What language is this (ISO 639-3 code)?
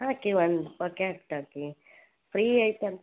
kan